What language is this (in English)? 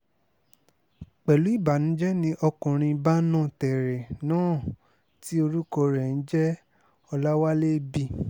Yoruba